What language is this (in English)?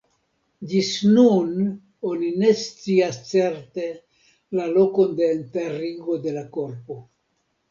Esperanto